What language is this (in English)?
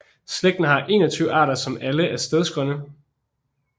Danish